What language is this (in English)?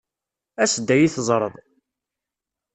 Kabyle